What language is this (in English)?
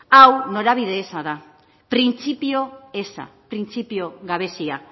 Basque